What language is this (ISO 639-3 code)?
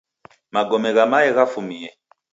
dav